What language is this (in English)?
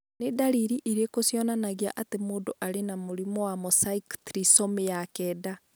Kikuyu